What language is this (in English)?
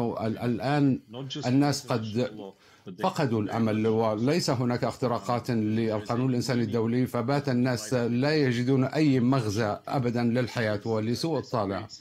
Arabic